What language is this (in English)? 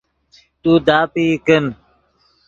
Yidgha